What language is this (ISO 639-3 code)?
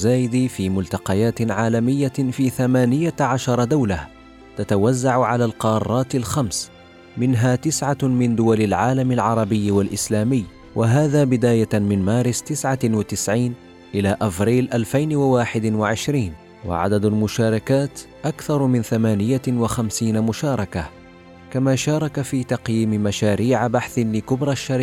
ara